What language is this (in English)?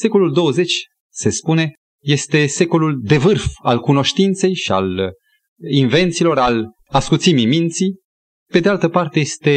Romanian